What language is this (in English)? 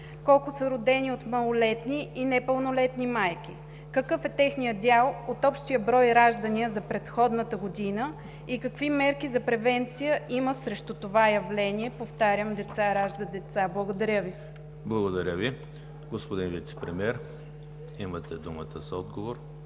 Bulgarian